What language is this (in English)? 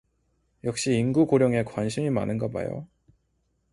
Korean